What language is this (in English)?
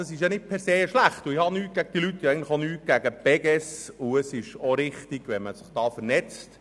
Swiss German